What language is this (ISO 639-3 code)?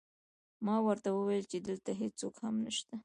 pus